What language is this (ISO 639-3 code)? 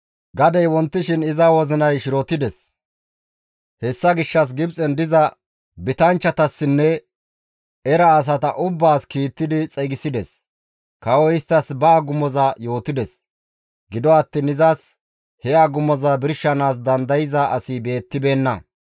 gmv